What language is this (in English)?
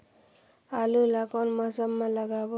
Chhattisgarhi